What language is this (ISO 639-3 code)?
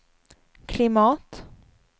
swe